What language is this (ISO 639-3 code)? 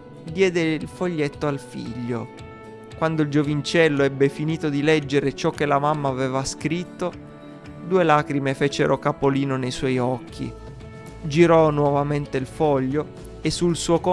ita